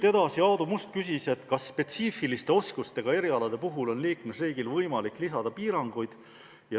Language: Estonian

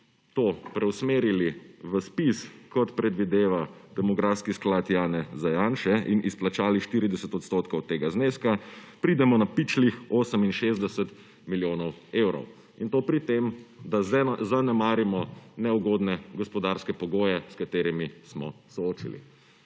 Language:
Slovenian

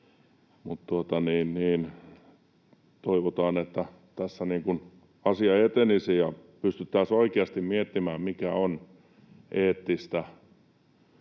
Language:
Finnish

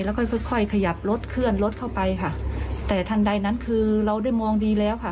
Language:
Thai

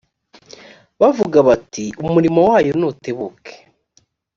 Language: Kinyarwanda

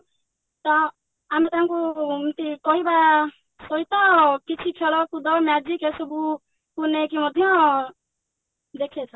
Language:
Odia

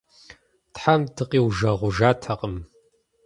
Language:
Kabardian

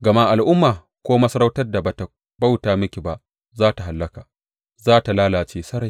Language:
Hausa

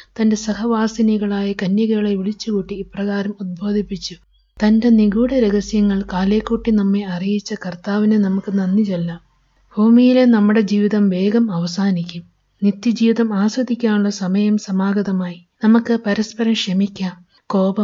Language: Malayalam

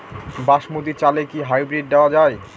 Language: Bangla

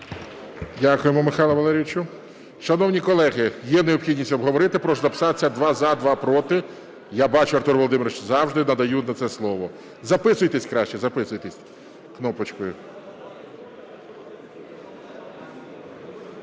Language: Ukrainian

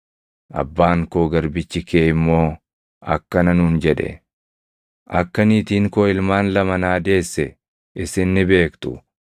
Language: Oromo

